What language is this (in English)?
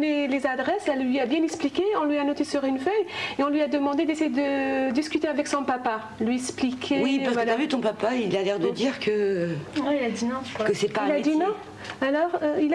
French